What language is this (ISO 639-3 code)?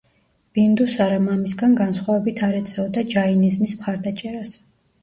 kat